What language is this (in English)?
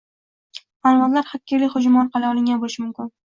Uzbek